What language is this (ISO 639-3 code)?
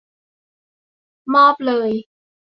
tha